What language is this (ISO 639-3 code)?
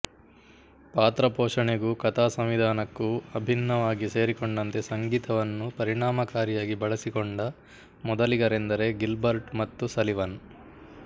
kan